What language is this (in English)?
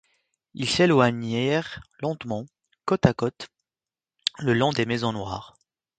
French